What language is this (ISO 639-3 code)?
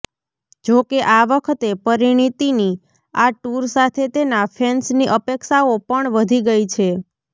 guj